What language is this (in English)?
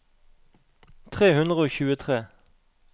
Norwegian